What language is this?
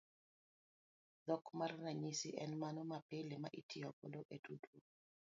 Luo (Kenya and Tanzania)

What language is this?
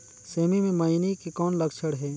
Chhattisgarhi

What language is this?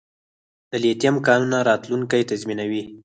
Pashto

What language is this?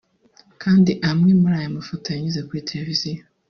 Kinyarwanda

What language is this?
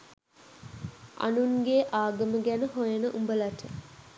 Sinhala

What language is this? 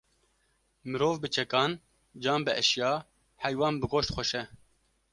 Kurdish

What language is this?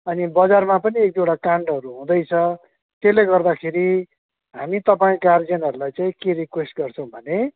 Nepali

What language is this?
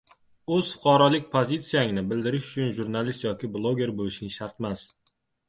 Uzbek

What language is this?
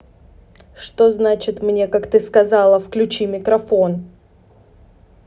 Russian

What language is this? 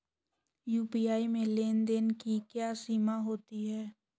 Hindi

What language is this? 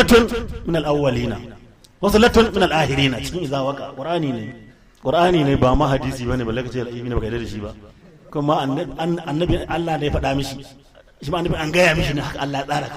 Arabic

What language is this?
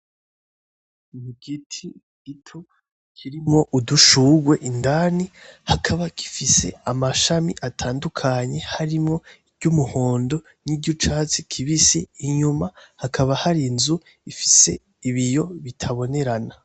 Rundi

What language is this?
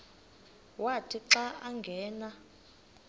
Xhosa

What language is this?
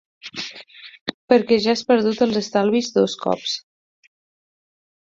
Catalan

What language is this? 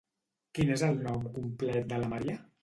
Catalan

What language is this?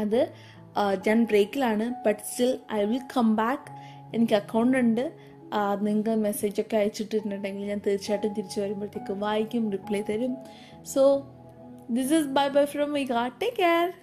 Malayalam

